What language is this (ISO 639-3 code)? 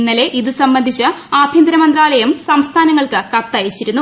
mal